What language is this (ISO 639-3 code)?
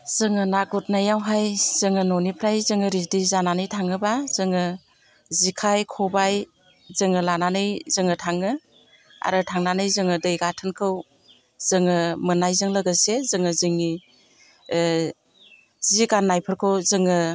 brx